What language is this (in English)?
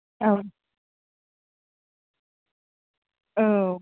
Bodo